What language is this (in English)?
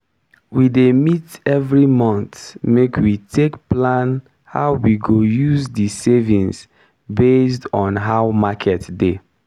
Nigerian Pidgin